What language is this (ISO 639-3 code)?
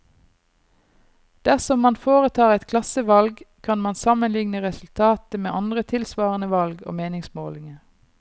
nor